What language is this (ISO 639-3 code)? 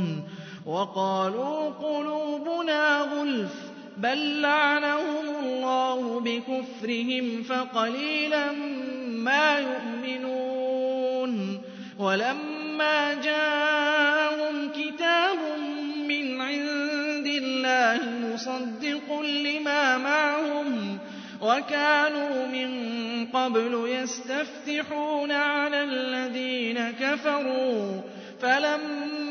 ara